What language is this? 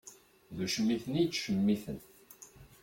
Kabyle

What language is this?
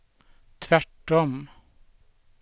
Swedish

